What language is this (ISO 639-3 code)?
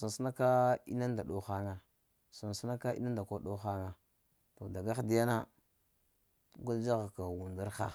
hia